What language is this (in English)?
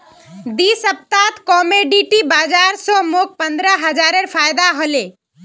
Magahi